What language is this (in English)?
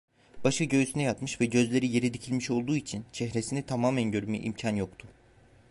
Turkish